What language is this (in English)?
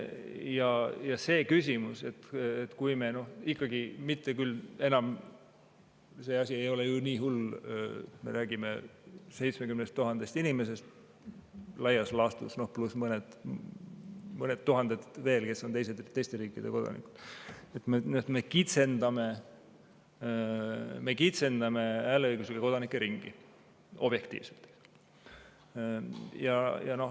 Estonian